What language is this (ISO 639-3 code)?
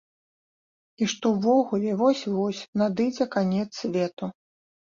bel